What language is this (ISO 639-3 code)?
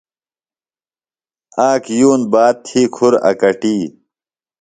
phl